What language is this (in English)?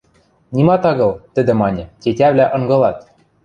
Western Mari